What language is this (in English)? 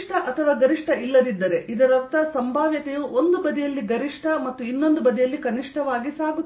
Kannada